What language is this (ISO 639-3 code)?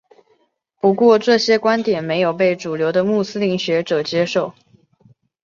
zho